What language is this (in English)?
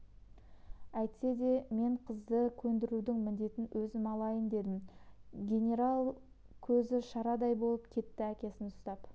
Kazakh